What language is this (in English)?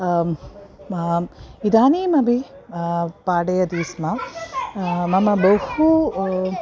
Sanskrit